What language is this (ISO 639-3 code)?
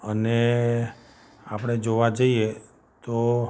guj